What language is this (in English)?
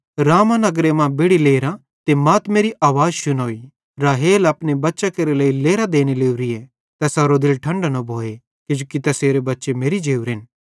Bhadrawahi